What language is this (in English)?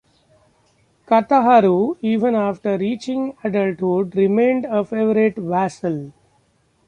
English